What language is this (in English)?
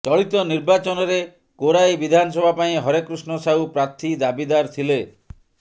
Odia